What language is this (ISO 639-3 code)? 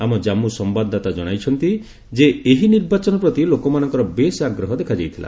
ori